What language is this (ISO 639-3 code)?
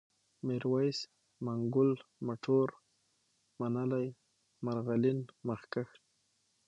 pus